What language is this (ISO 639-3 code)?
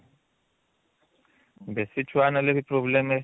ori